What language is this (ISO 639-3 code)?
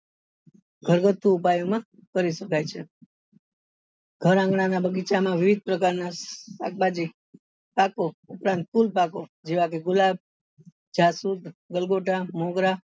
guj